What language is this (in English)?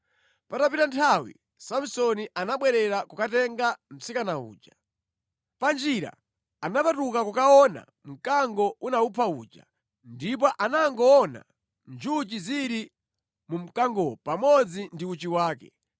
Nyanja